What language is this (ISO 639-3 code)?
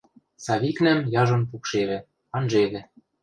mrj